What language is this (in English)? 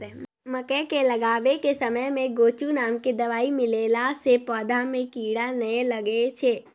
Maithili